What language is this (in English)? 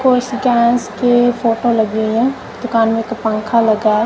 Hindi